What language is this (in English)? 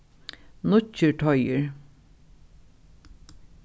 Faroese